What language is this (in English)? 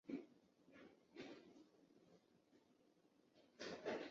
Chinese